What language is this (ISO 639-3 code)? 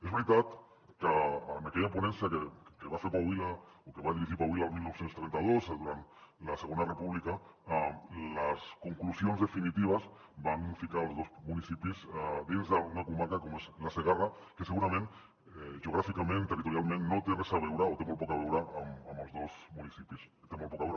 cat